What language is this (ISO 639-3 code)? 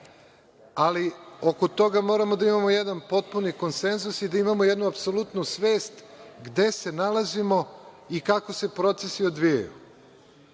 srp